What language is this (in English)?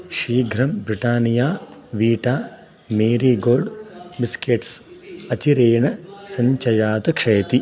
Sanskrit